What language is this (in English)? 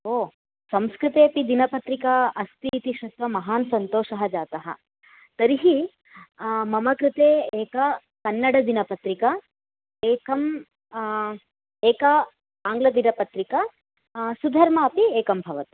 Sanskrit